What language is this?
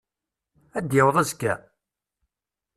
Kabyle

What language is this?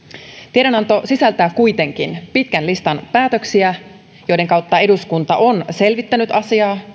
Finnish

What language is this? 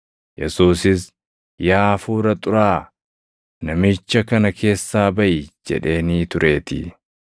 Oromo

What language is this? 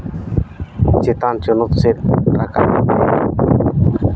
Santali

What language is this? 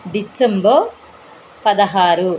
Telugu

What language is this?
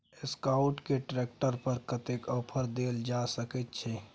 Maithili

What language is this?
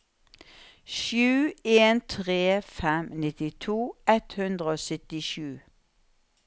Norwegian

